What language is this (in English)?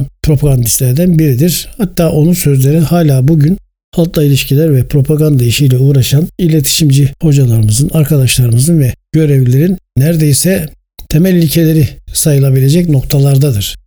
Turkish